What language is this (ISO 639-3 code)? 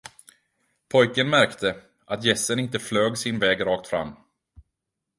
swe